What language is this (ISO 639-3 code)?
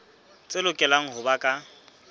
sot